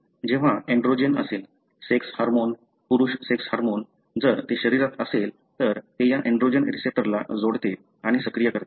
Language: Marathi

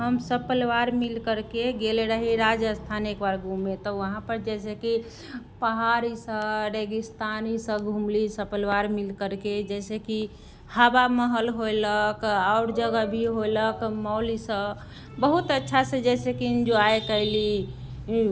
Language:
Maithili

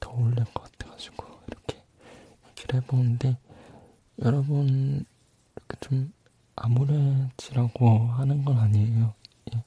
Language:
Korean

